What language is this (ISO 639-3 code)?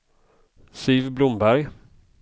swe